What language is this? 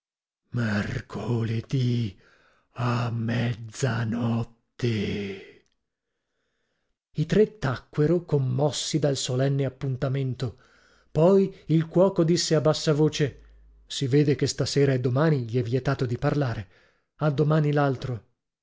Italian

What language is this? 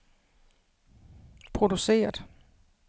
Danish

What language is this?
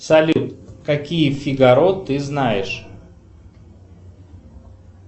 Russian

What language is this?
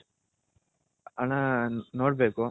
Kannada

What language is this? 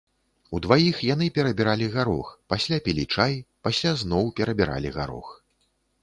Belarusian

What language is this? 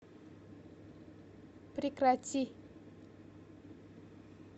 Russian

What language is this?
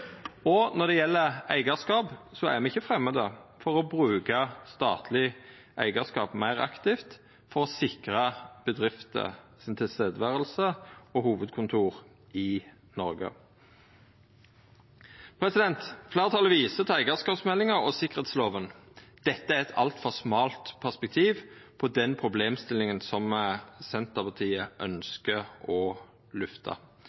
Norwegian Nynorsk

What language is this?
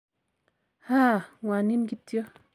Kalenjin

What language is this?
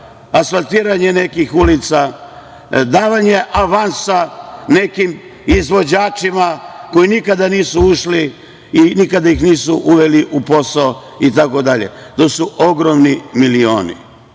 Serbian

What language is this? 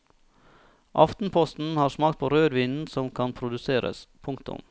Norwegian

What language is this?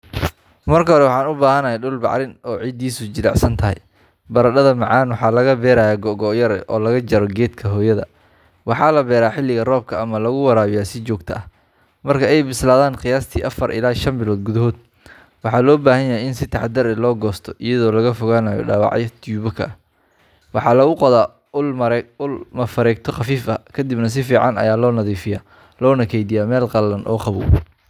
Somali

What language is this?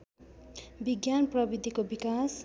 Nepali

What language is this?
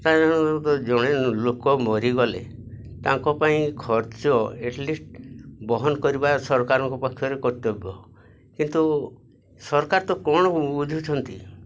Odia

